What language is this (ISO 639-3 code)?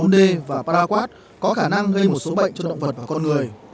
vie